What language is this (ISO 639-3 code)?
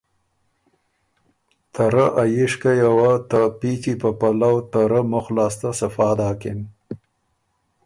oru